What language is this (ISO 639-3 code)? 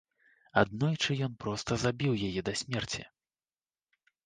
bel